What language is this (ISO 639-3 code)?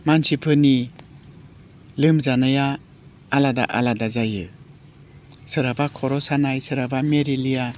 brx